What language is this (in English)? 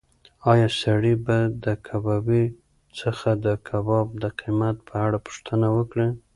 Pashto